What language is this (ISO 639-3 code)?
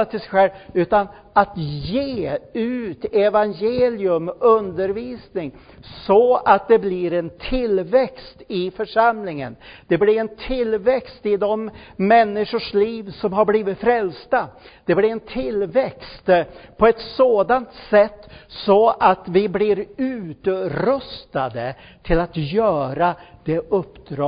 swe